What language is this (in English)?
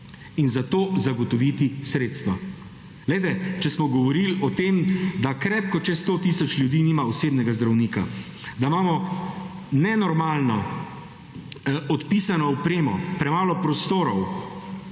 Slovenian